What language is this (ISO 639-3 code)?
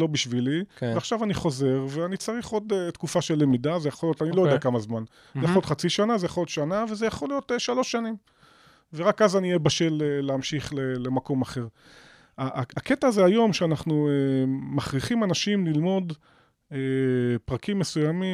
heb